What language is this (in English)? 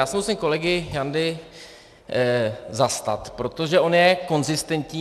Czech